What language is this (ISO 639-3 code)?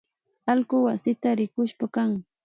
qvi